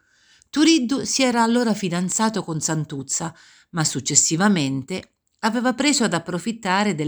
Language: Italian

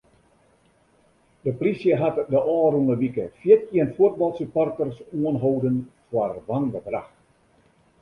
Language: Western Frisian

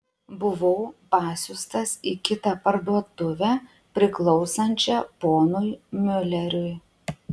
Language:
Lithuanian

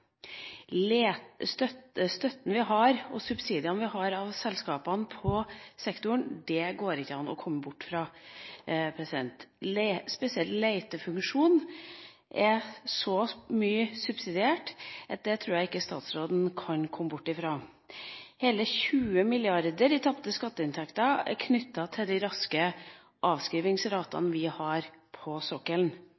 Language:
Norwegian Bokmål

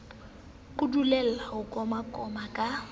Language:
Southern Sotho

